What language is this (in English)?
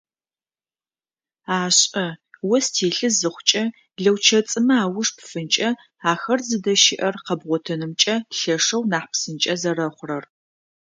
Adyghe